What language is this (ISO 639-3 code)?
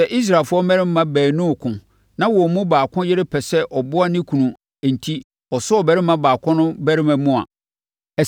aka